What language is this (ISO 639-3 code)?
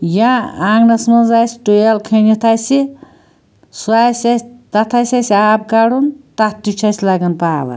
kas